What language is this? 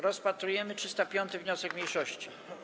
Polish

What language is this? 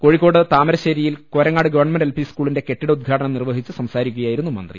Malayalam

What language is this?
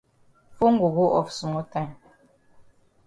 Cameroon Pidgin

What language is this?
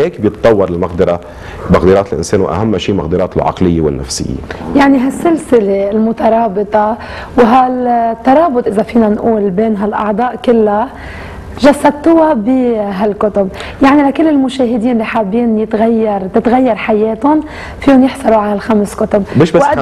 Arabic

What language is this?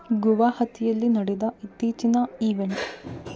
Kannada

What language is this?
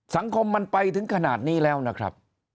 Thai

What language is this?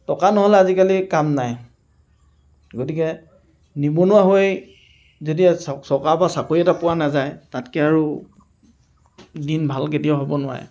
Assamese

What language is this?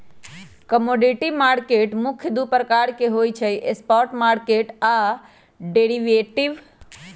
Magahi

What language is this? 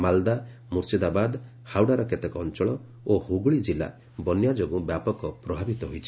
Odia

